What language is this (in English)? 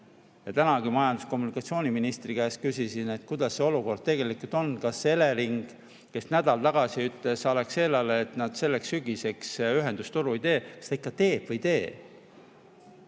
Estonian